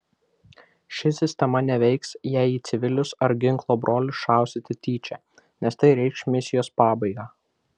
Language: Lithuanian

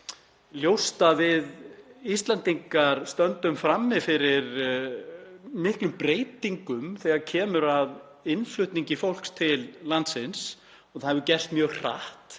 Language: Icelandic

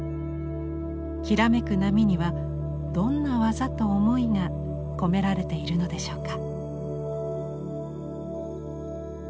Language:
Japanese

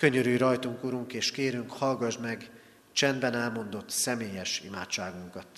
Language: Hungarian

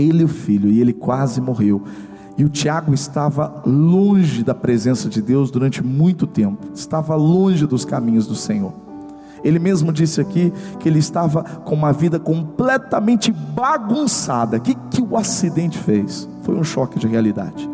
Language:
Portuguese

